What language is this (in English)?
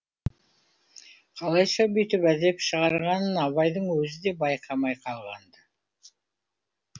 Kazakh